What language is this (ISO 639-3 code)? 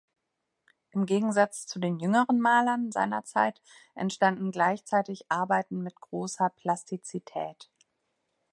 deu